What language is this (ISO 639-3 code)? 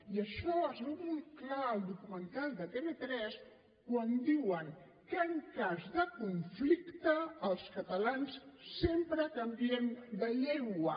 cat